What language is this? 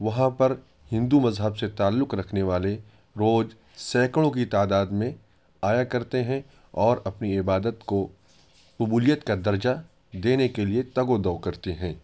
Urdu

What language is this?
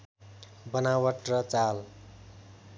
Nepali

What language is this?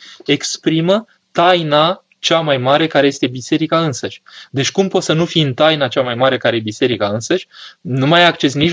Romanian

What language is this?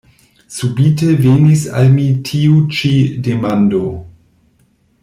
Esperanto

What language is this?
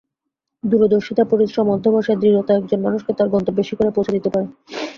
Bangla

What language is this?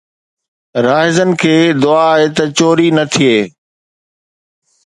Sindhi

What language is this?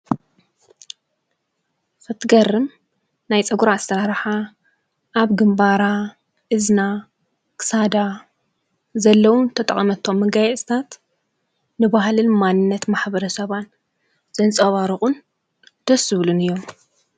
Tigrinya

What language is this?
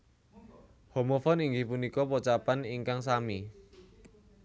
Javanese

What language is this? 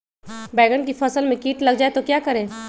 Magahi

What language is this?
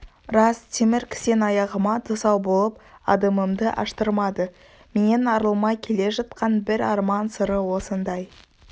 Kazakh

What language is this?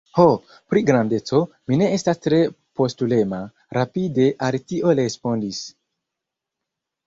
Esperanto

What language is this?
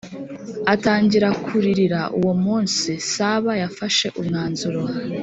Kinyarwanda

